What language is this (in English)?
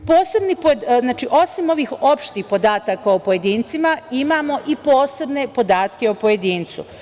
Serbian